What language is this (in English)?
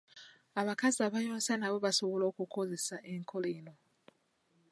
Ganda